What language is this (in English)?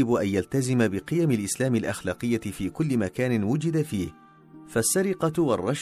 Arabic